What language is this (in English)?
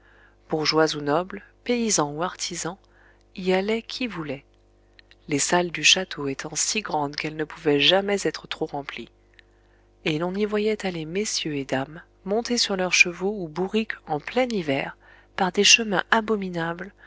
French